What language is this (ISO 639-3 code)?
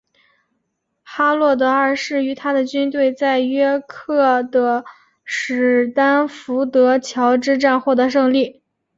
zho